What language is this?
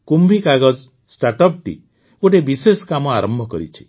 Odia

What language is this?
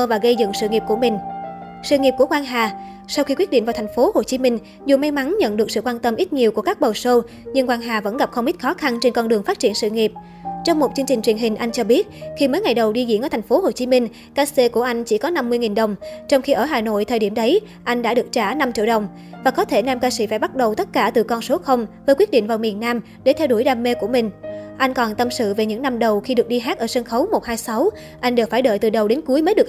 Vietnamese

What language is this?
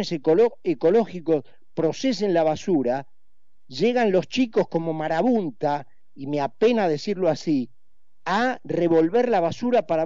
Spanish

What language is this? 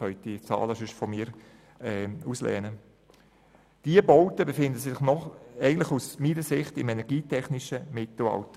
Swiss German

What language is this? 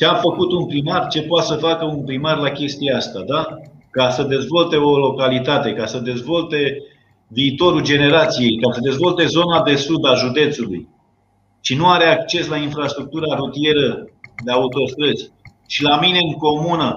Romanian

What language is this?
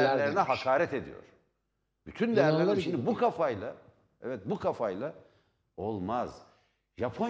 Turkish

